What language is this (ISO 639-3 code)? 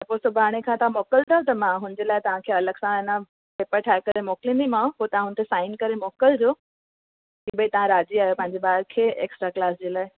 snd